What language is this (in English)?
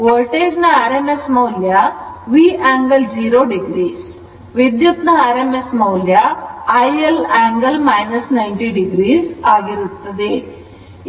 Kannada